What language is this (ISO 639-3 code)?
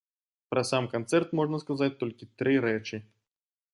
bel